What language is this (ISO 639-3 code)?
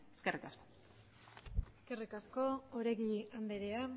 eus